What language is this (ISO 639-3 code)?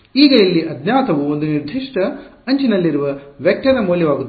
kan